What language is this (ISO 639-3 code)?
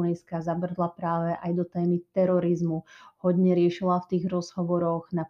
slk